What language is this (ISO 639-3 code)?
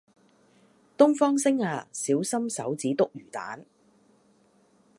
yue